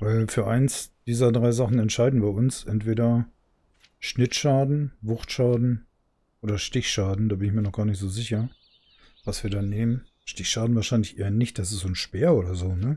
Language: German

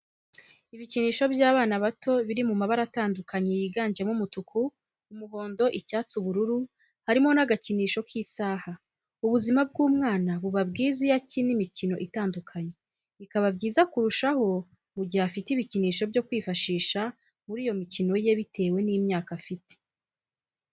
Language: Kinyarwanda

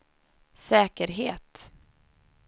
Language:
Swedish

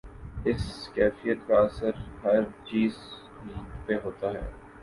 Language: Urdu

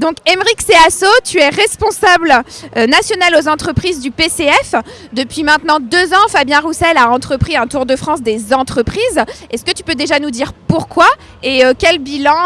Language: French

